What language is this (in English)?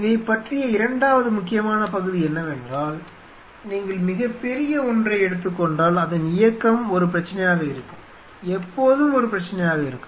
Tamil